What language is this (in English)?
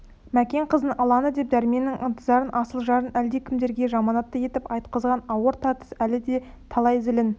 Kazakh